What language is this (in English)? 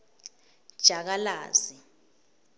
Swati